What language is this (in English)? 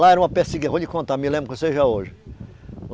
Portuguese